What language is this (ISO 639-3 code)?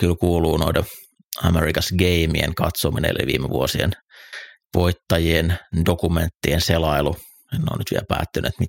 fin